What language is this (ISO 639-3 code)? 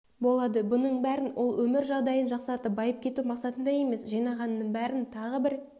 kaz